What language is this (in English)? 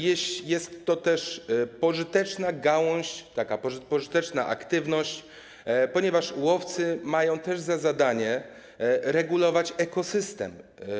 Polish